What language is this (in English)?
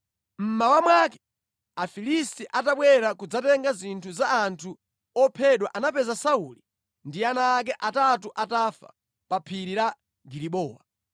Nyanja